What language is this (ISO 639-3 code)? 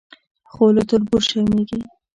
pus